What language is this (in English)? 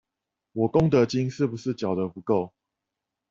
Chinese